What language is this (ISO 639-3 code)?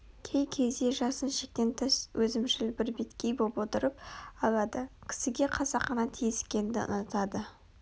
kaz